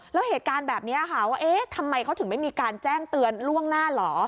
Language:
Thai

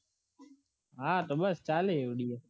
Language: Gujarati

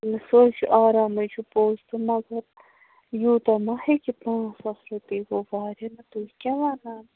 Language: Kashmiri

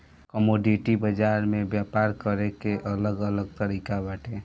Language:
Bhojpuri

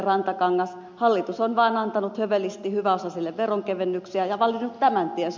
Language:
Finnish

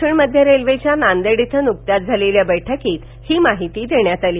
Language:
Marathi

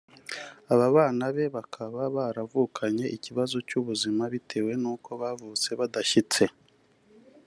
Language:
Kinyarwanda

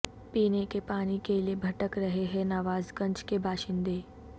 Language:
Urdu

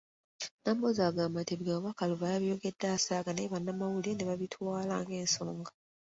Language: Ganda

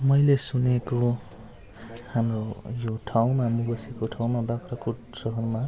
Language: Nepali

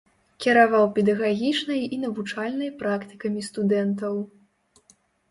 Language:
Belarusian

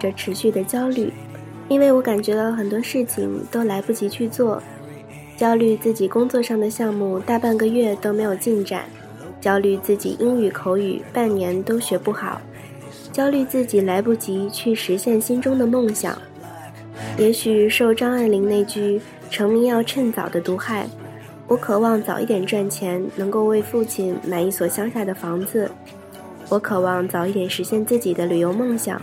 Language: Chinese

